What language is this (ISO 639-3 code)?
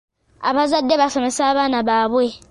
lug